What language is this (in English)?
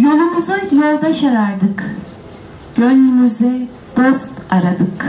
Turkish